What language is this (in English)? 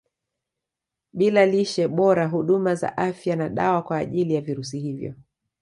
Swahili